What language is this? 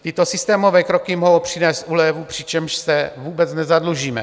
Czech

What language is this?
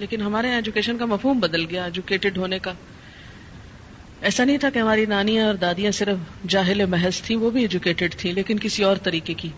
Urdu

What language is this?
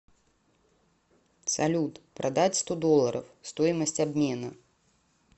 Russian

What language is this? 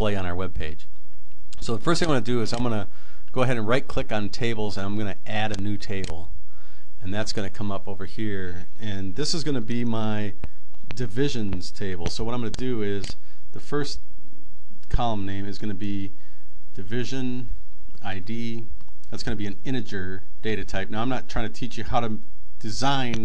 English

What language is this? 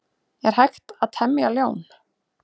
Icelandic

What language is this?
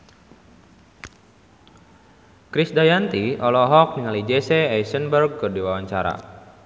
Sundanese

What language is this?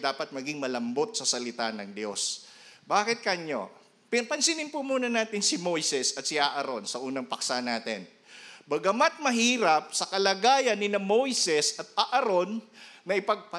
Filipino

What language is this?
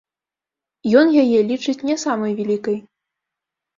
Belarusian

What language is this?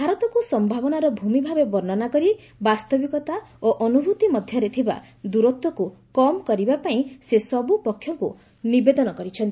Odia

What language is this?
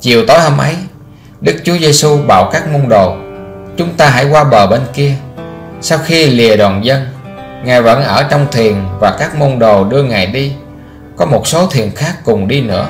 Vietnamese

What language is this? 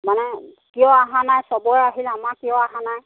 Assamese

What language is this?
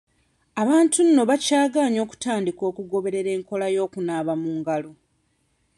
Ganda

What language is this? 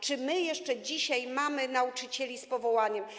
Polish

